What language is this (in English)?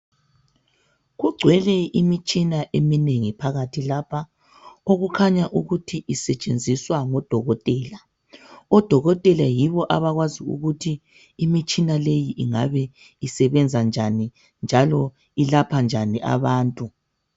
North Ndebele